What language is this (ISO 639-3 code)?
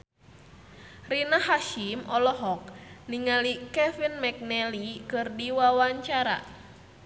sun